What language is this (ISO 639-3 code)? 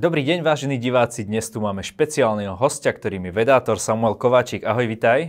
slk